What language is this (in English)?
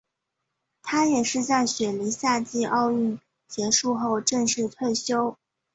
Chinese